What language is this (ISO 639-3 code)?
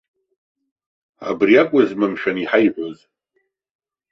abk